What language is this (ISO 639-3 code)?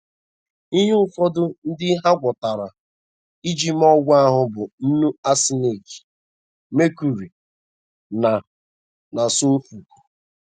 ibo